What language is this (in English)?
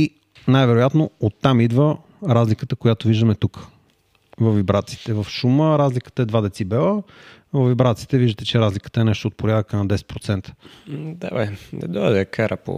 Bulgarian